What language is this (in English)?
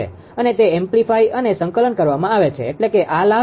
Gujarati